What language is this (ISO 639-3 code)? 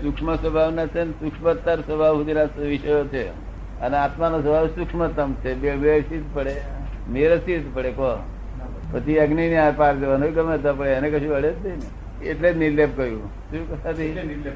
guj